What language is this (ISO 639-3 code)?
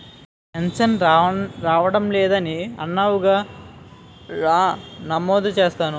tel